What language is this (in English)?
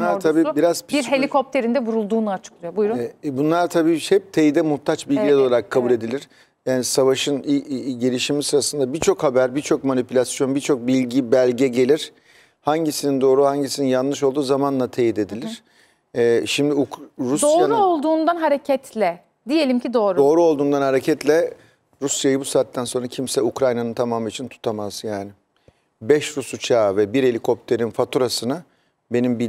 Turkish